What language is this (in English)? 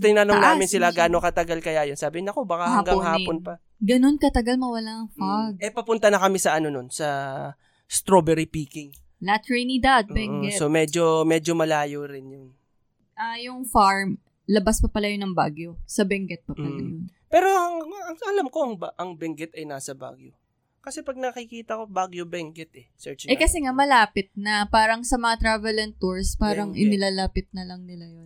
Filipino